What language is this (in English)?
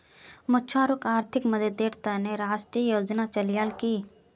Magahi